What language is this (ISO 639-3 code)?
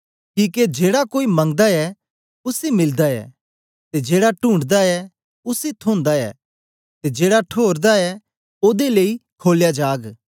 doi